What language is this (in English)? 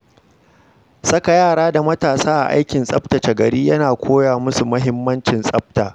Hausa